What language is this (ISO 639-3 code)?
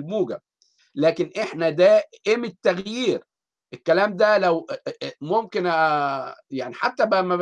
ara